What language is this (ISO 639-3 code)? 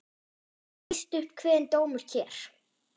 isl